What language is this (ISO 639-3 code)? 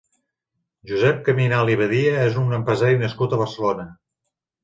cat